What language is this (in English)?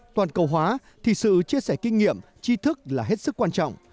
Vietnamese